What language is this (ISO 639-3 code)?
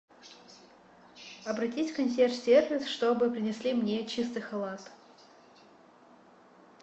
rus